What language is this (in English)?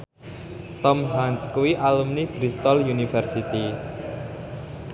Javanese